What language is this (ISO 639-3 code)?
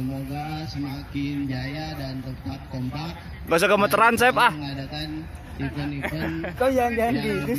ind